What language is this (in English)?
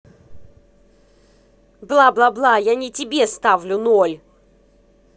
Russian